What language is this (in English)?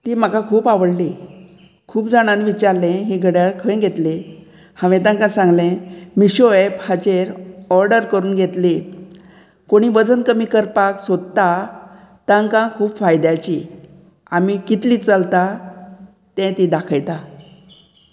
Konkani